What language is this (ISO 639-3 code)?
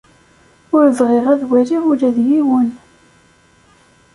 kab